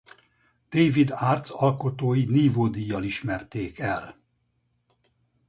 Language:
Hungarian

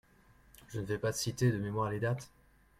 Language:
French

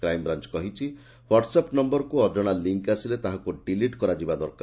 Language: Odia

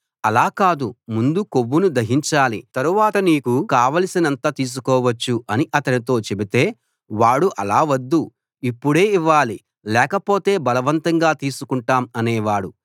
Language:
Telugu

